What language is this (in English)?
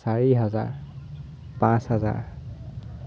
Assamese